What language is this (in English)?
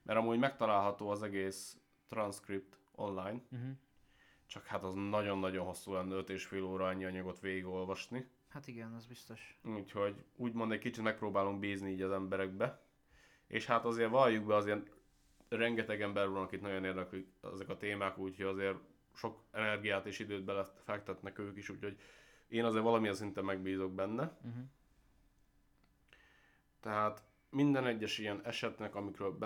Hungarian